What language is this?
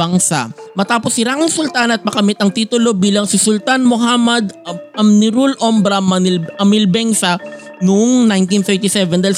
Filipino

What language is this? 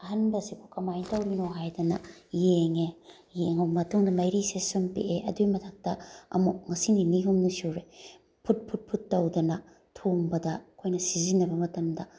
Manipuri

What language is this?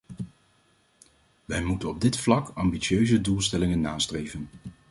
Dutch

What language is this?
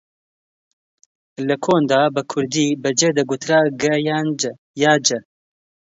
Central Kurdish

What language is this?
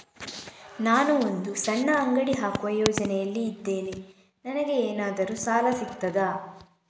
Kannada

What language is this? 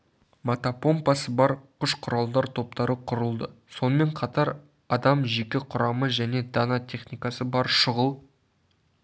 Kazakh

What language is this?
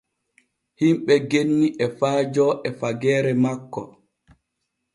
Borgu Fulfulde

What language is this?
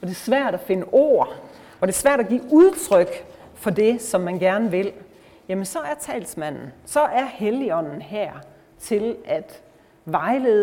Danish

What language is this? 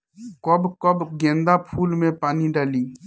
Bhojpuri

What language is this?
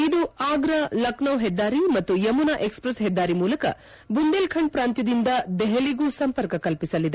Kannada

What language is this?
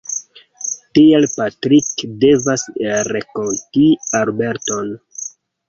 Esperanto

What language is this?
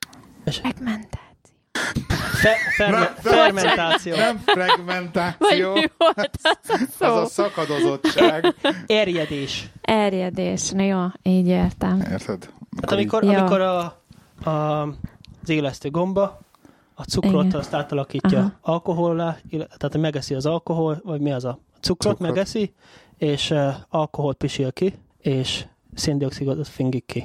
Hungarian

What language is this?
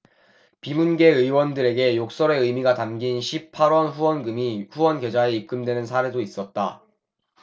Korean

